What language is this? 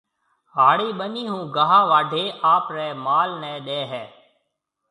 Marwari (Pakistan)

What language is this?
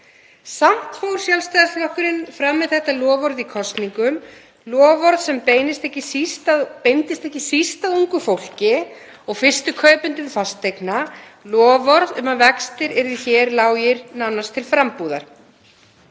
Icelandic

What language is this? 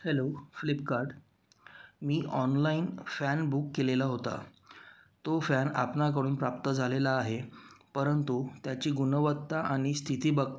Marathi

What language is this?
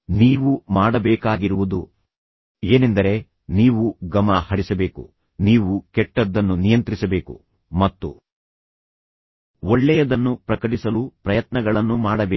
Kannada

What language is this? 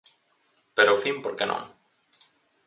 Galician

